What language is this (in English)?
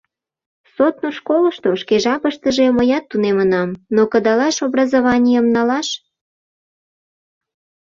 Mari